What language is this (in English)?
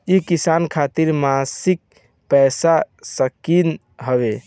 Bhojpuri